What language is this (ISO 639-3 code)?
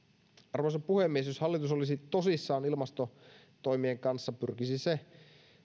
fin